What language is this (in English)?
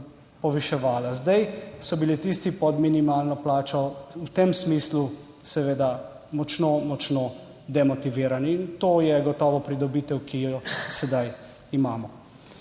Slovenian